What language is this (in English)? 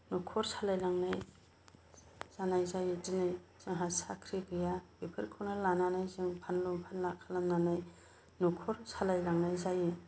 Bodo